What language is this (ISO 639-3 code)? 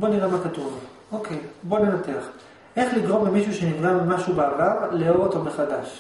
heb